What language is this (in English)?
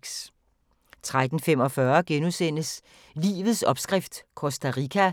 Danish